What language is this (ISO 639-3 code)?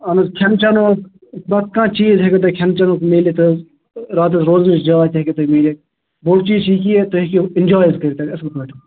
kas